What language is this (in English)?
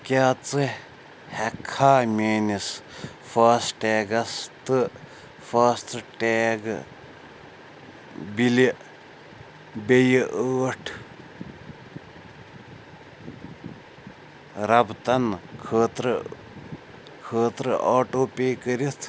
Kashmiri